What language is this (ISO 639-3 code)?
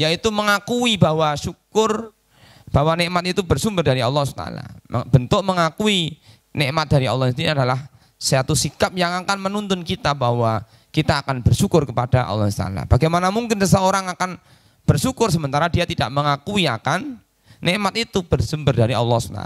ind